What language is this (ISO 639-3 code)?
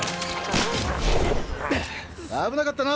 jpn